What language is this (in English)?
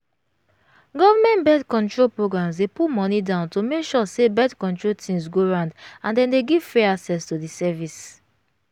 Nigerian Pidgin